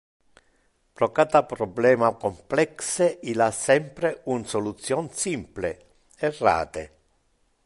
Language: Interlingua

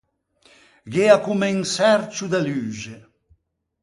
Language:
Ligurian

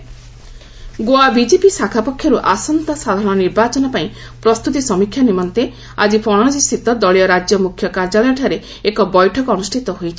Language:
Odia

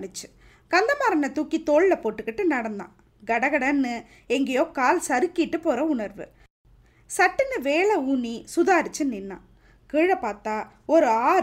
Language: Tamil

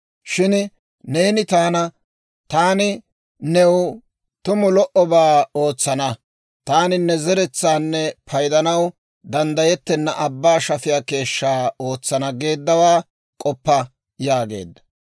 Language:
Dawro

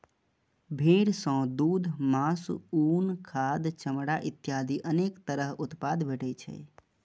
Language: Maithili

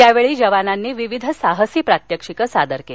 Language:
Marathi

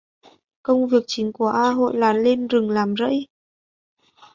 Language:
Vietnamese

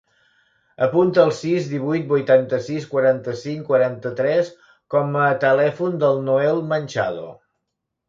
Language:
Catalan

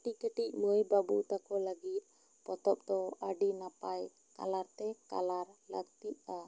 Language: Santali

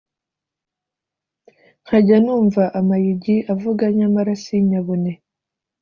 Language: Kinyarwanda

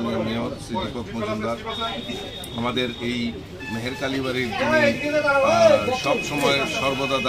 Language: Polish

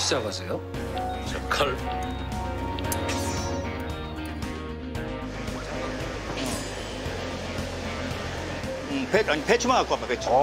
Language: Korean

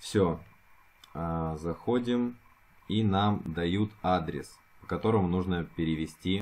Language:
Russian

